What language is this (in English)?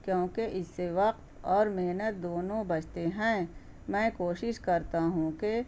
Urdu